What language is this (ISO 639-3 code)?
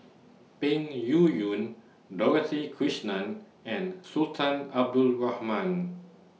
eng